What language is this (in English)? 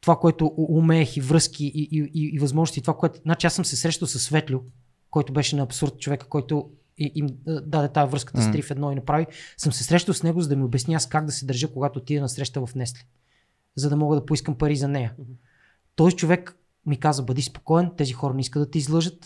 Bulgarian